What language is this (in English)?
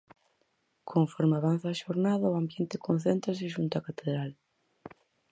Galician